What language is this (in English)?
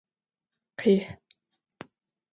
Adyghe